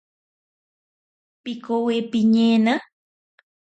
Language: Ashéninka Perené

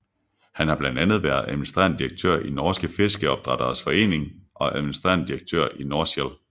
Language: Danish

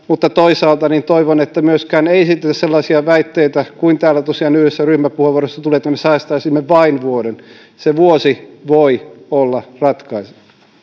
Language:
Finnish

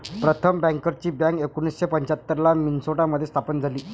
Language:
Marathi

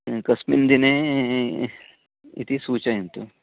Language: Sanskrit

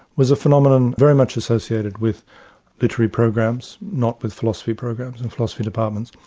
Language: English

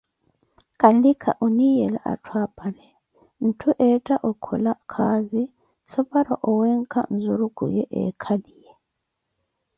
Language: Koti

